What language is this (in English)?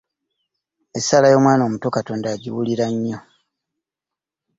Ganda